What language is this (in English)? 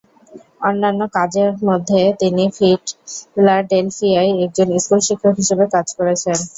Bangla